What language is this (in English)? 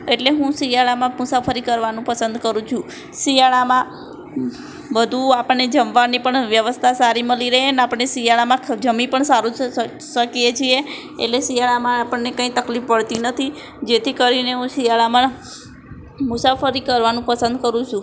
Gujarati